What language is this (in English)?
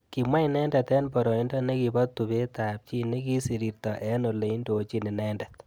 Kalenjin